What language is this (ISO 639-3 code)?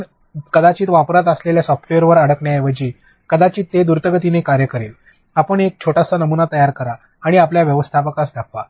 mar